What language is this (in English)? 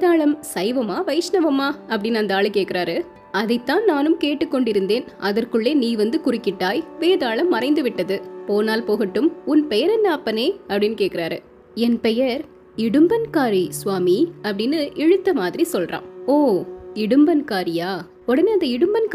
Tamil